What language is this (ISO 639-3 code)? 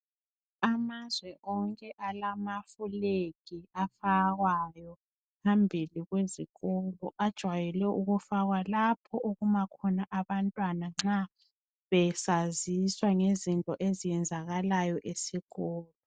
nde